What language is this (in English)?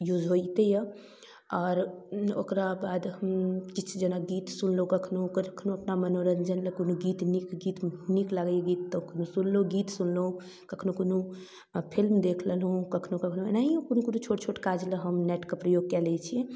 Maithili